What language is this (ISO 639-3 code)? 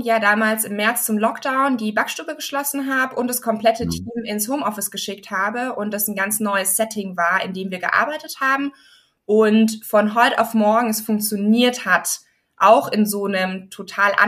deu